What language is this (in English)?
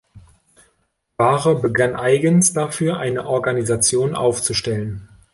German